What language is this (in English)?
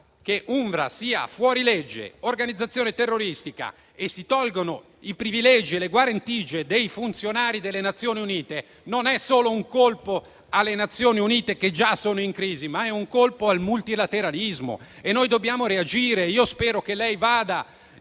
Italian